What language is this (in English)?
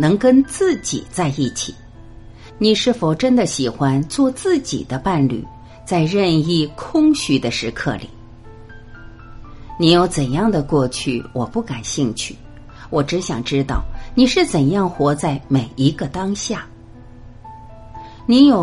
Chinese